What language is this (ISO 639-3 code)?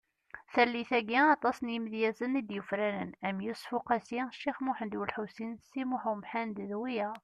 kab